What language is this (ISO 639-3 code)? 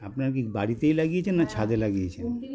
ben